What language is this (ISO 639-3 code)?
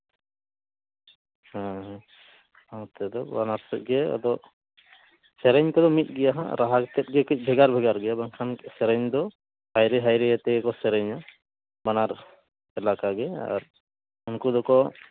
sat